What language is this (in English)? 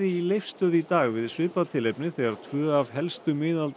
Icelandic